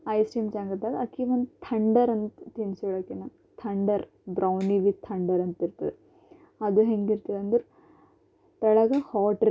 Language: Kannada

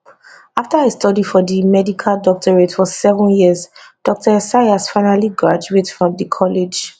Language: Nigerian Pidgin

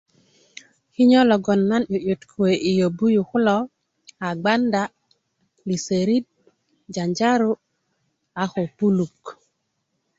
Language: Kuku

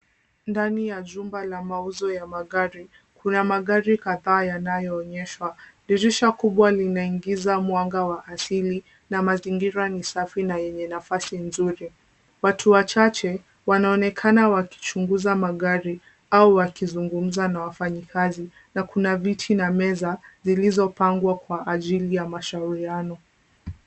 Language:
Swahili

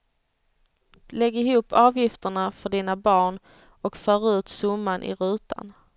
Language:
Swedish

